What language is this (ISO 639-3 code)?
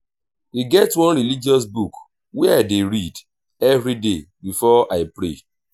pcm